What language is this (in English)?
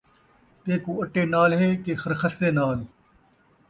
Saraiki